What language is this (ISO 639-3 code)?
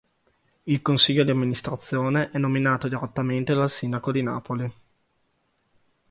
ita